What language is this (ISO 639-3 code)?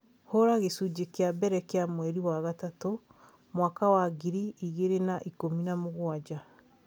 kik